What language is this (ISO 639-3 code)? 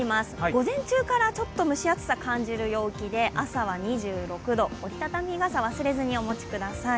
jpn